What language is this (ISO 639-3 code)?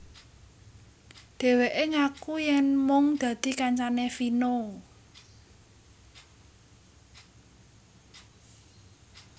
jav